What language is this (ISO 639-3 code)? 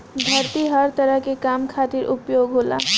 bho